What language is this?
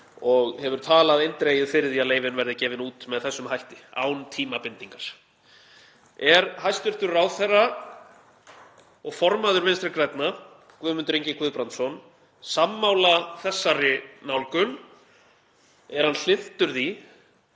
Icelandic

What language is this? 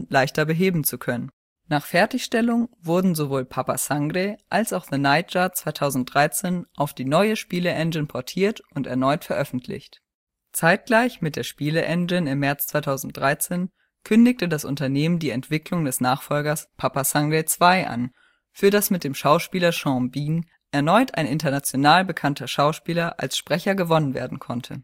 German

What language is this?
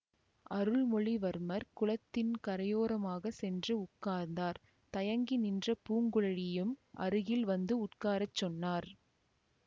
Tamil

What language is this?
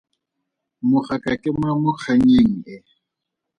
Tswana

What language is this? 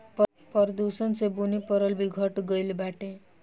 Bhojpuri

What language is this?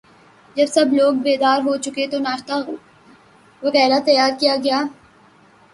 Urdu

